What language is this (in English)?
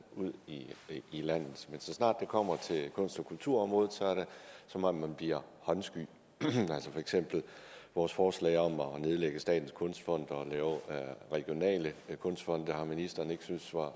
Danish